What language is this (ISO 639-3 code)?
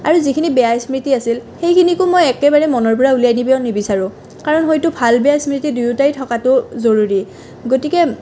asm